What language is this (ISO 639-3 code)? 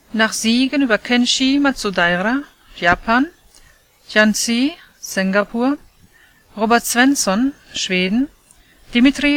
deu